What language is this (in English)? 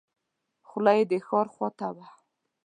Pashto